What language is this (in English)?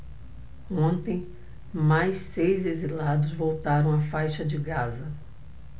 Portuguese